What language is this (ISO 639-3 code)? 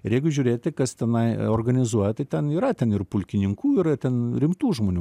lit